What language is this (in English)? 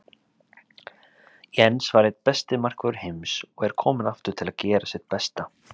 Icelandic